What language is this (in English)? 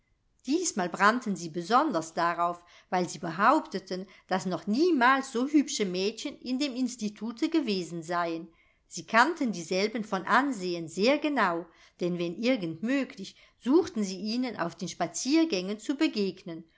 German